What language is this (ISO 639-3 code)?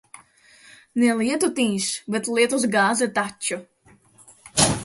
lav